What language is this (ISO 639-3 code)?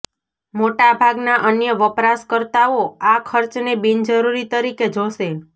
guj